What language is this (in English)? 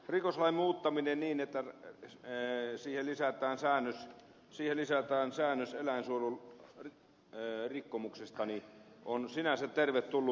Finnish